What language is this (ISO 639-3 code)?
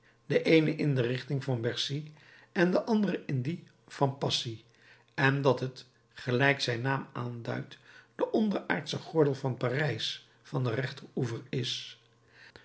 nld